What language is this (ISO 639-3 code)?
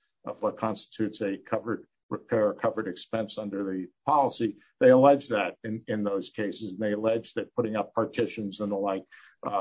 eng